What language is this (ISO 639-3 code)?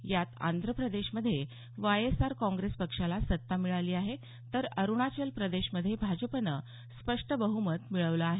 mar